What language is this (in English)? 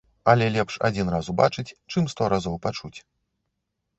Belarusian